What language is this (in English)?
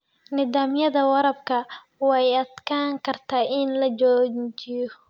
Somali